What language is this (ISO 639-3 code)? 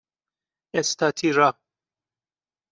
fas